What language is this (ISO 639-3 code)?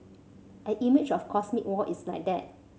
eng